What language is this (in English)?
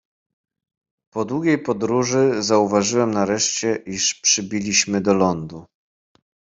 Polish